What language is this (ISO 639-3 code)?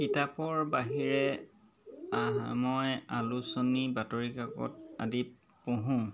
asm